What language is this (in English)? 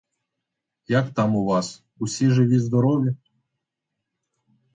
Ukrainian